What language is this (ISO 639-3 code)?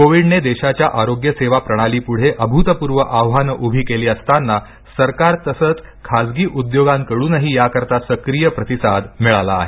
mar